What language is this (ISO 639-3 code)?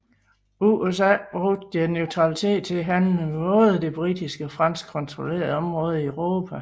dan